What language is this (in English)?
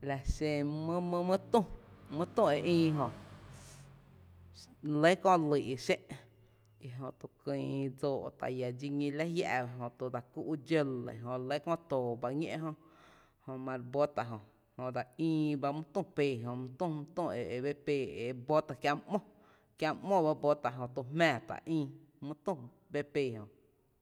Tepinapa Chinantec